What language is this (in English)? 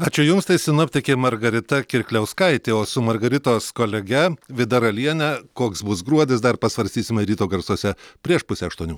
Lithuanian